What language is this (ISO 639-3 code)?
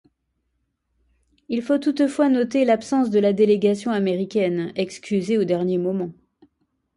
fra